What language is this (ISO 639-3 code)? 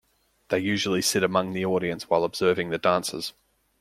eng